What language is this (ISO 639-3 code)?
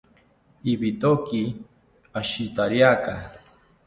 cpy